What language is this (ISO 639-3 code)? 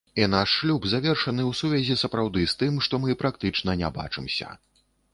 bel